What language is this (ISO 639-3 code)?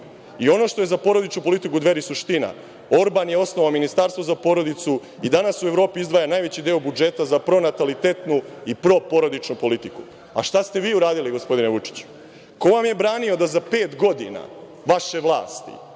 srp